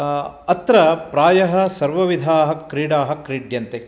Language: Sanskrit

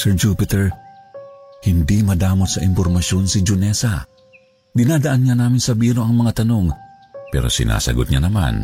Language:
Filipino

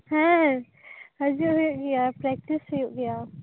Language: Santali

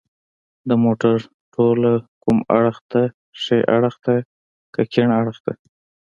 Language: Pashto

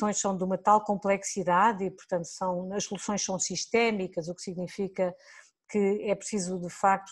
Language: Portuguese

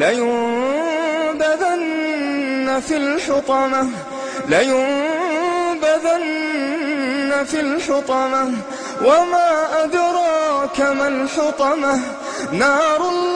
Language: Arabic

